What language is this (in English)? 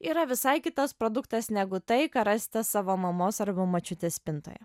Lithuanian